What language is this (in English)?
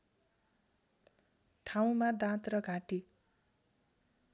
Nepali